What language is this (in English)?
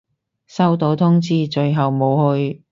Cantonese